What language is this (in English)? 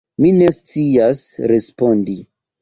Esperanto